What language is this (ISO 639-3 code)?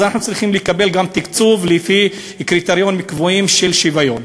heb